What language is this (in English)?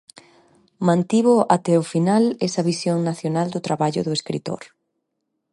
Galician